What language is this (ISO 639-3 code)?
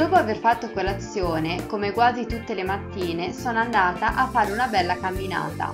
ita